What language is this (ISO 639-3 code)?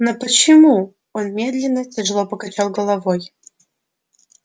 rus